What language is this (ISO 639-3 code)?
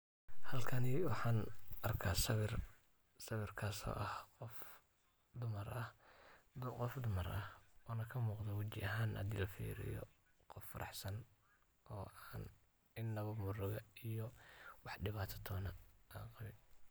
som